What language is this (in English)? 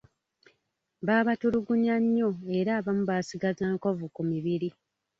Ganda